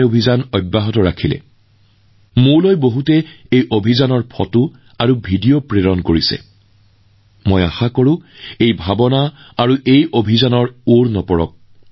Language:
Assamese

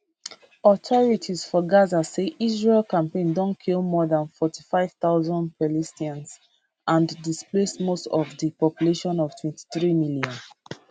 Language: Nigerian Pidgin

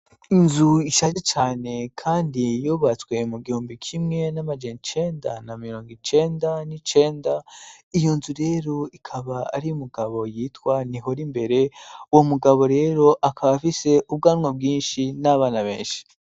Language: Rundi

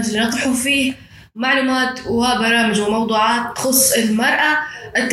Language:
Arabic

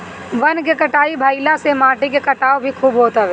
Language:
Bhojpuri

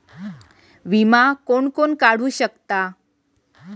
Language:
Marathi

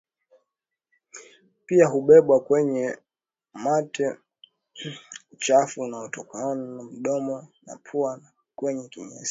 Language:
Swahili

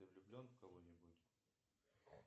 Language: Russian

